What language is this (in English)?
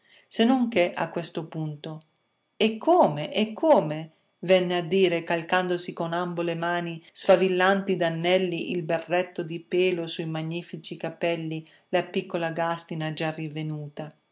Italian